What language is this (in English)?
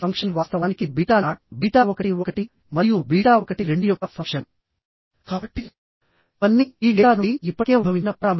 Telugu